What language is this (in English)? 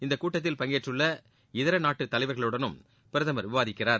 Tamil